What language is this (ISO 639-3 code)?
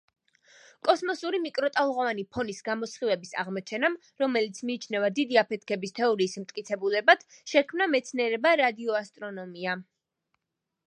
kat